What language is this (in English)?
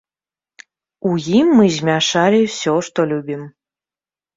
Belarusian